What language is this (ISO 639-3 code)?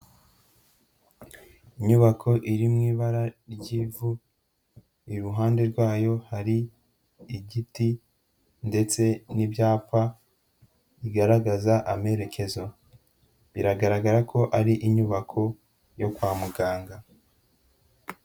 kin